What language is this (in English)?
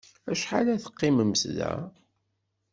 Kabyle